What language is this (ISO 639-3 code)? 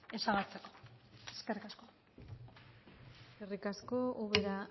eus